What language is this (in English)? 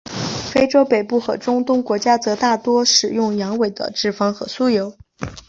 Chinese